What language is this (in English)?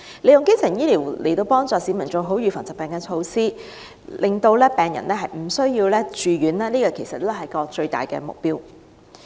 Cantonese